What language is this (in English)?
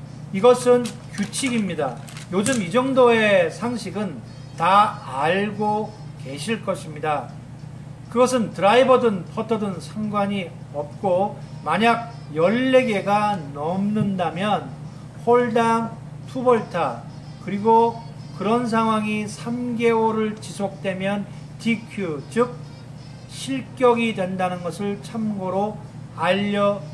Korean